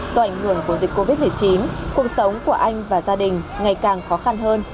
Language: Vietnamese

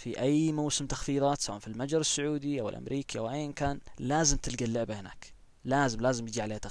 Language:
Arabic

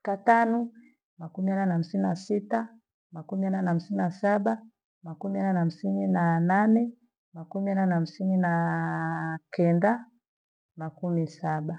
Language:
Gweno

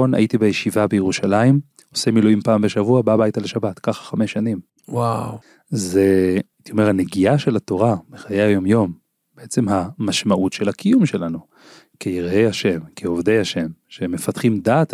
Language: Hebrew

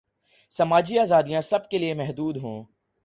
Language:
Urdu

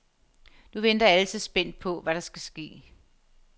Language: Danish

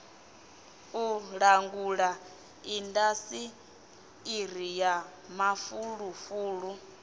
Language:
Venda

